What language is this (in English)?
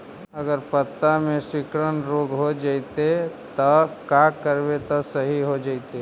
Magahi